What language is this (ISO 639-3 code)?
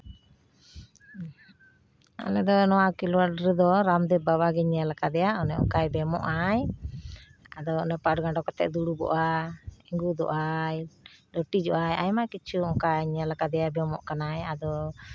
sat